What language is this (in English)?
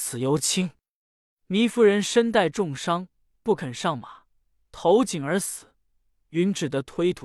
Chinese